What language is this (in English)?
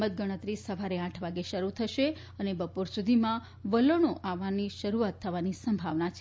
Gujarati